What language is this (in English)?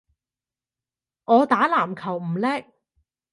Cantonese